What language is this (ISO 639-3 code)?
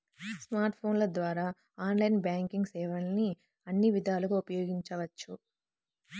tel